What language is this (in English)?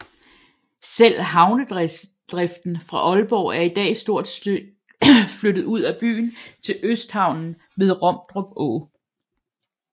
Danish